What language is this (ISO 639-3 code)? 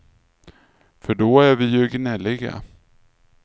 swe